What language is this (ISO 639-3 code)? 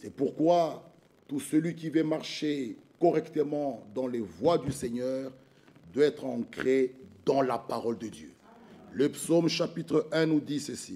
fra